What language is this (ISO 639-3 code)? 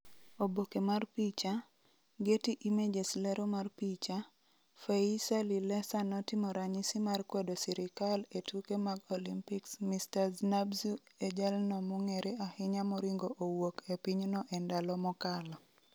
luo